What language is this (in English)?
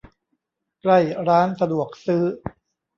Thai